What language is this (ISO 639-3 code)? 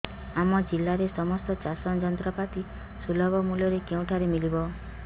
ori